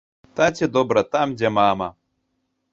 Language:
Belarusian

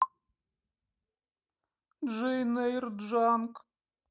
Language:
Russian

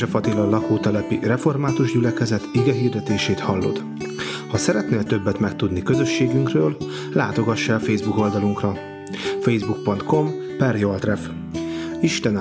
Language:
Hungarian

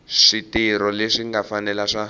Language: Tsonga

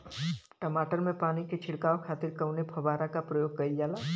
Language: Bhojpuri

